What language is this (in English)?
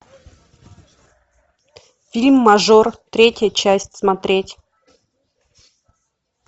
Russian